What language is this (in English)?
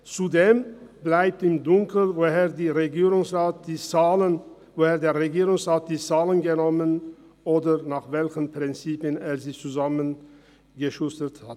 Swiss German